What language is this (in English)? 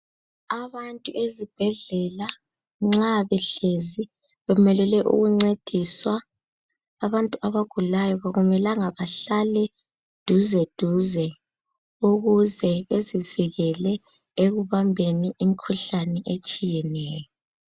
North Ndebele